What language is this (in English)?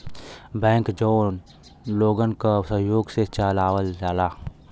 Bhojpuri